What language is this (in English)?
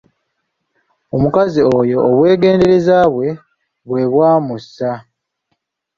Ganda